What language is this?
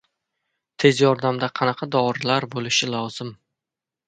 Uzbek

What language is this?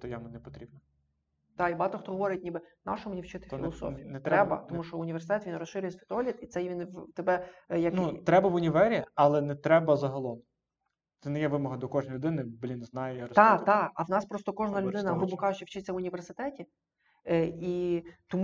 Ukrainian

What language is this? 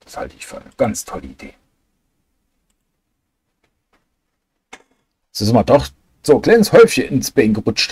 German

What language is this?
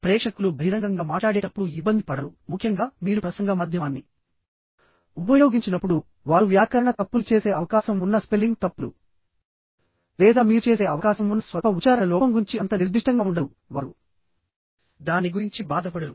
Telugu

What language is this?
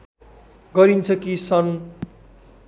Nepali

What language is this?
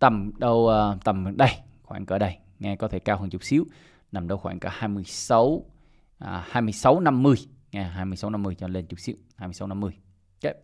Vietnamese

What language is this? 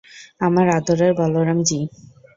Bangla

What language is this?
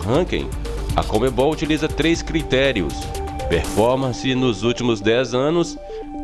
Portuguese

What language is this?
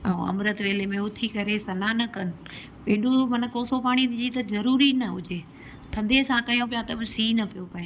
Sindhi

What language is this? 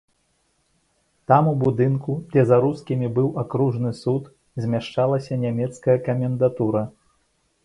Belarusian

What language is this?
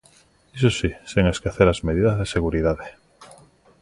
Galician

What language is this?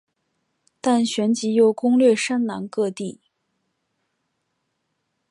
Chinese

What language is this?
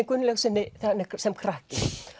Icelandic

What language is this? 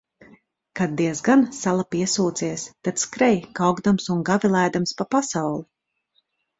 Latvian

